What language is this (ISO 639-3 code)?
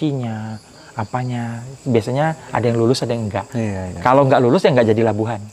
ind